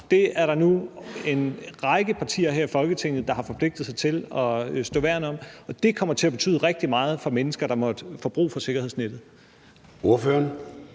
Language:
Danish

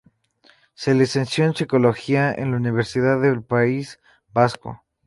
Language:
Spanish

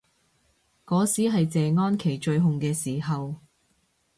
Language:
Cantonese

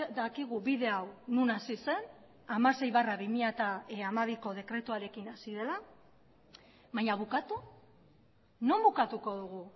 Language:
Basque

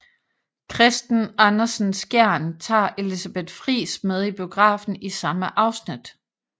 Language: Danish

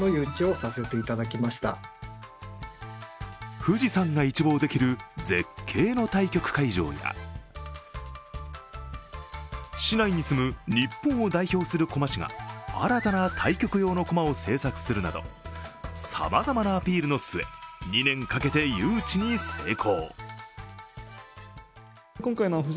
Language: Japanese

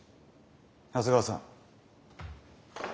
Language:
Japanese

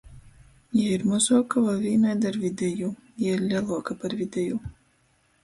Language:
Latgalian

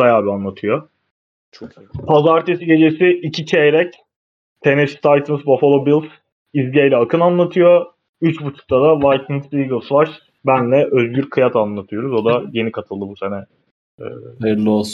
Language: Turkish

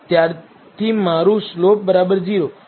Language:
Gujarati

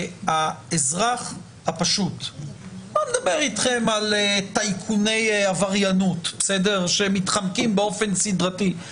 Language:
Hebrew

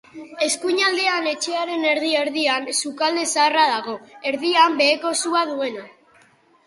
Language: Basque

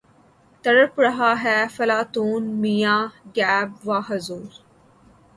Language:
Urdu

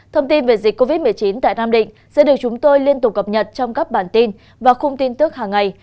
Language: Vietnamese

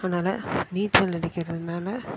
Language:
Tamil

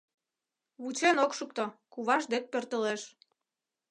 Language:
Mari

